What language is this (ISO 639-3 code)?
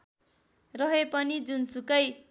nep